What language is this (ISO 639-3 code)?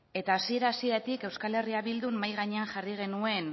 eus